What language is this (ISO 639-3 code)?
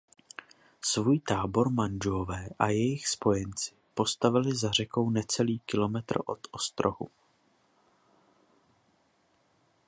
ces